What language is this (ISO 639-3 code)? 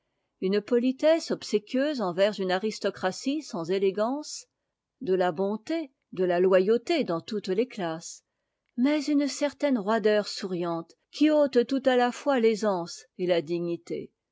fra